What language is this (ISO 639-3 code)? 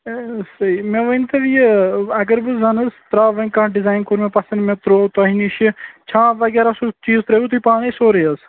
kas